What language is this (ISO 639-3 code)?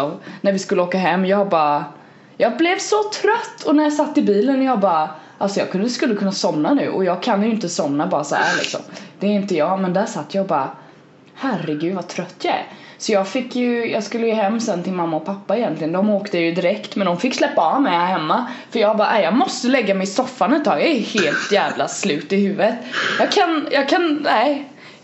swe